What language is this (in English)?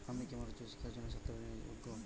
Bangla